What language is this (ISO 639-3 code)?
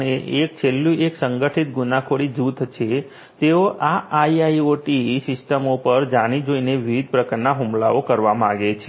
guj